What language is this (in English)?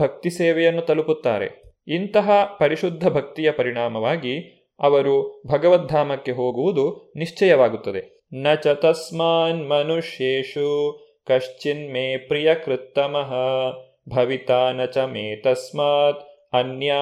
Kannada